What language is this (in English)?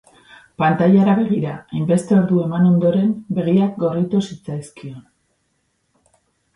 Basque